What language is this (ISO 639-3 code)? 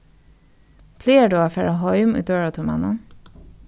fao